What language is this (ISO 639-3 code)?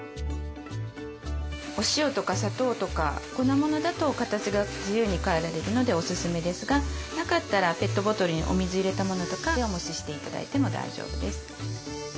jpn